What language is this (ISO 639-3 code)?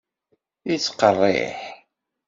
kab